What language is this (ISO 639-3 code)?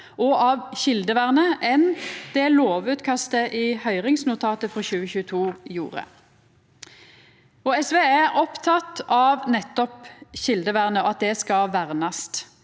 nor